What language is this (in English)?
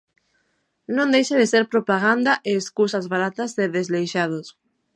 Galician